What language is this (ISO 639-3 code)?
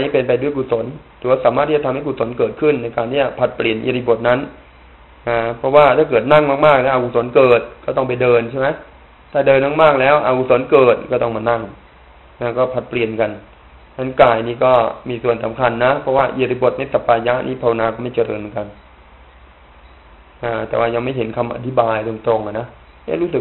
tha